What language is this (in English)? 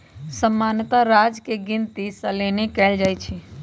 Magahi